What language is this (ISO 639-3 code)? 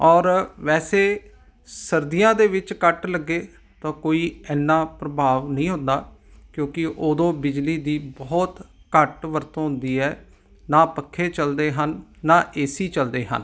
pan